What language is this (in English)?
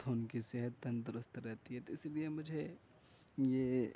Urdu